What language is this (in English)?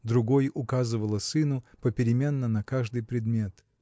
Russian